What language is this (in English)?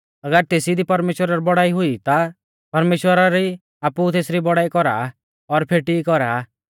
Mahasu Pahari